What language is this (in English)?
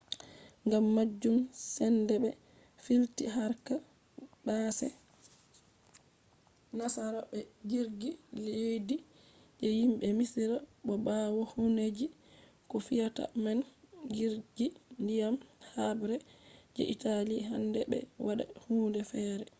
Fula